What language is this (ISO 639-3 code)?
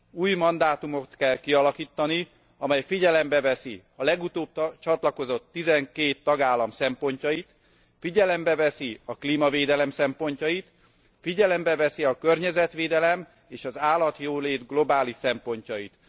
hun